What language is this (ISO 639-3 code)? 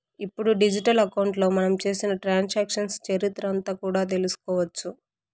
tel